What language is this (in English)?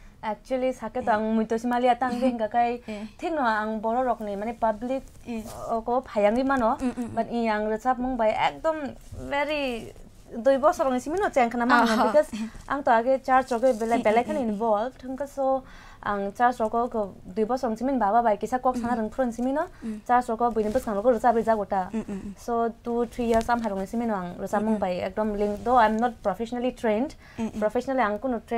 Korean